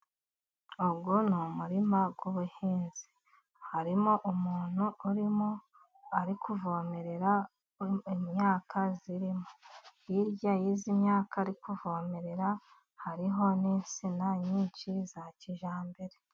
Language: Kinyarwanda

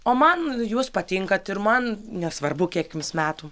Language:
Lithuanian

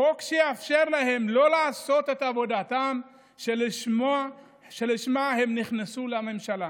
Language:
Hebrew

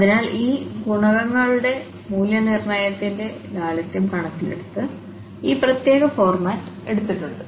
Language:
Malayalam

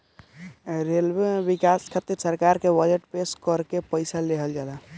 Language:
Bhojpuri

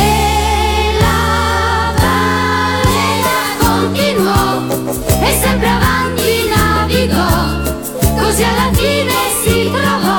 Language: Italian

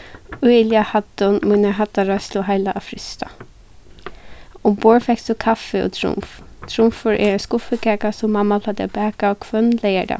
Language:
Faroese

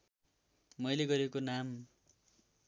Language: Nepali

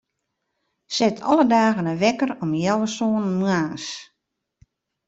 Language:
Western Frisian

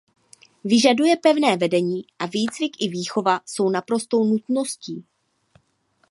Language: Czech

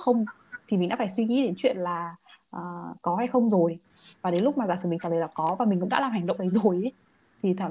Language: Vietnamese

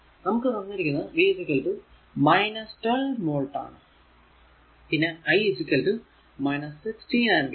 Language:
Malayalam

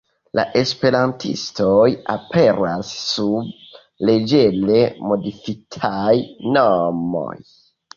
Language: Esperanto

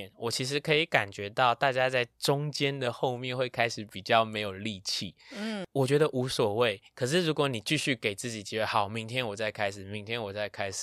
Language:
Chinese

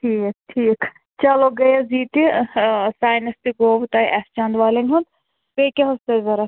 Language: Kashmiri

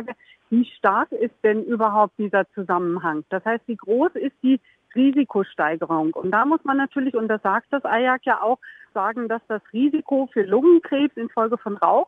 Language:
German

